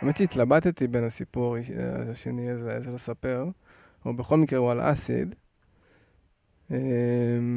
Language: Hebrew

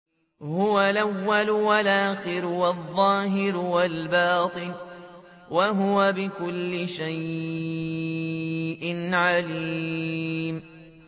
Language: Arabic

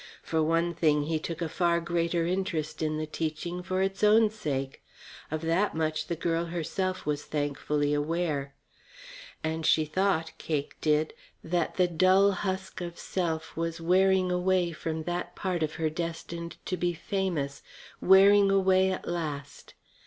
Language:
English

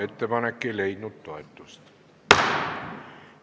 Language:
Estonian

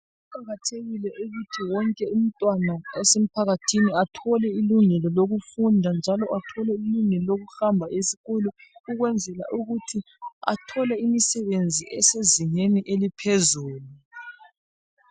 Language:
North Ndebele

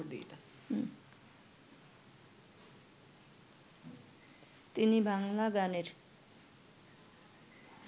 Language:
Bangla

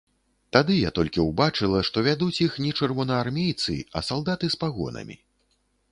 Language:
Belarusian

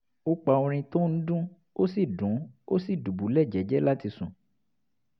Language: Yoruba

